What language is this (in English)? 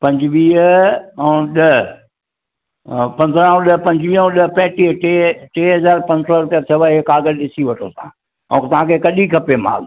Sindhi